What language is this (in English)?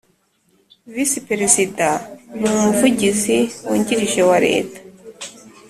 Kinyarwanda